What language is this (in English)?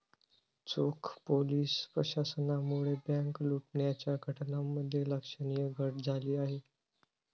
Marathi